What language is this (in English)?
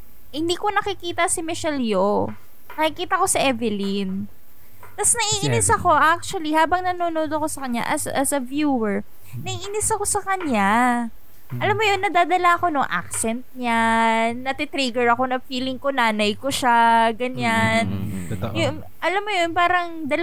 Filipino